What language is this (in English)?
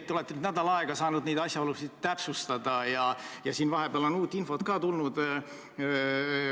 Estonian